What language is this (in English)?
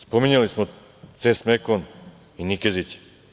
Serbian